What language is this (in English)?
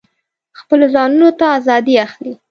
Pashto